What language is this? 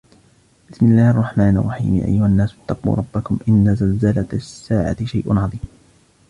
Arabic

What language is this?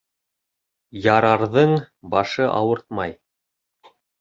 Bashkir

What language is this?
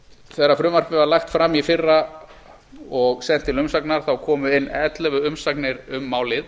Icelandic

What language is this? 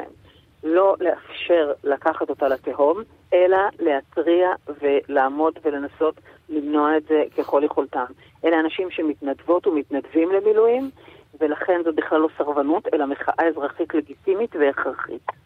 Hebrew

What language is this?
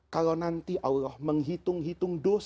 Indonesian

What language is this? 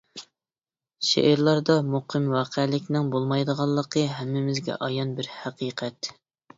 Uyghur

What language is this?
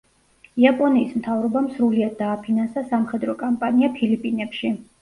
Georgian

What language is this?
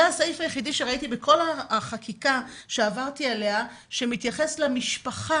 Hebrew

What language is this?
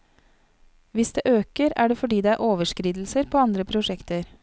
Norwegian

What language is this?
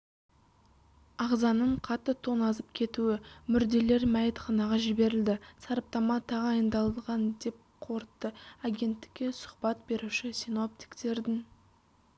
Kazakh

